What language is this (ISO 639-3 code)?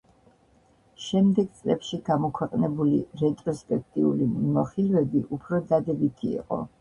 kat